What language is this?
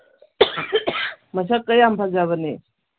Manipuri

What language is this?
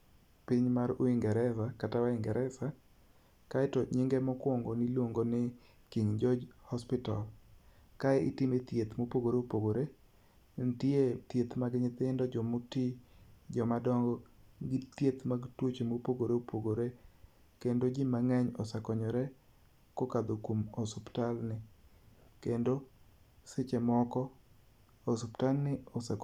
Luo (Kenya and Tanzania)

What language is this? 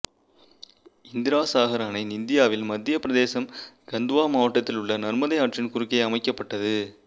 Tamil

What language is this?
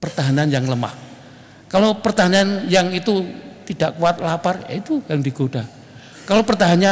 Indonesian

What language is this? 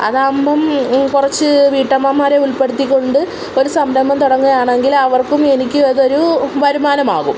Malayalam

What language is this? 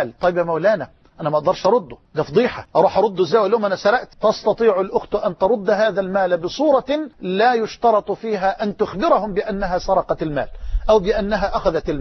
Arabic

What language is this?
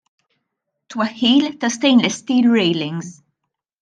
Maltese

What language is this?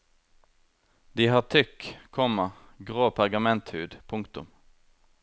Norwegian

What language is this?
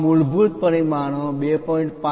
Gujarati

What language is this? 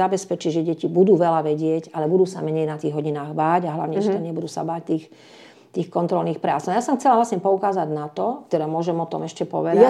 Slovak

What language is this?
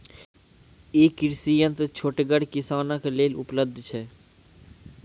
Maithili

